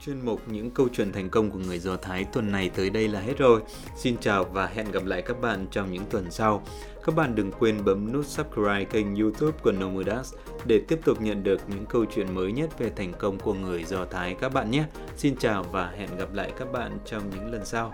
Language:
Vietnamese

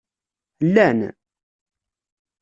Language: Kabyle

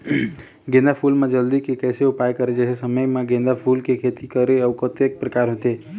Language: Chhattisgarhi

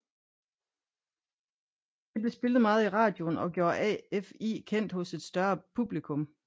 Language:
Danish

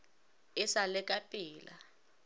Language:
Northern Sotho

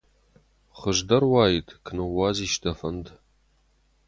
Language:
Ossetic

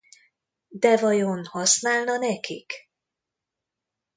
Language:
Hungarian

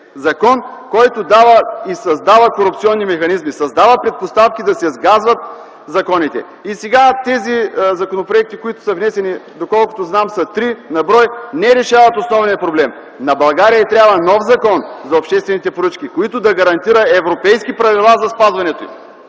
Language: Bulgarian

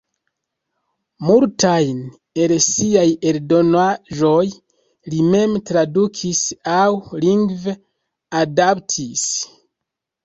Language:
Esperanto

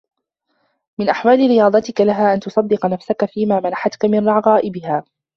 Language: Arabic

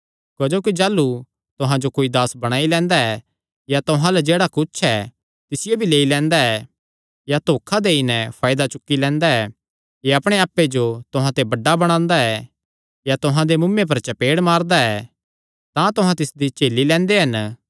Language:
Kangri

